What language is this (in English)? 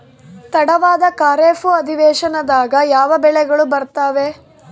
Kannada